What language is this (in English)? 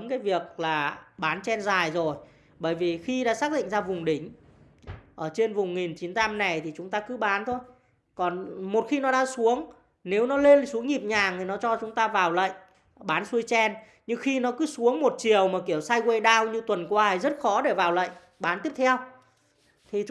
Vietnamese